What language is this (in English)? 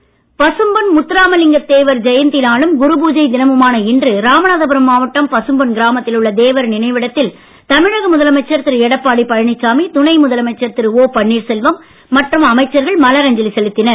Tamil